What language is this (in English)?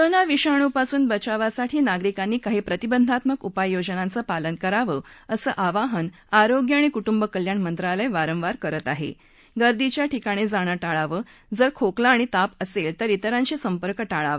Marathi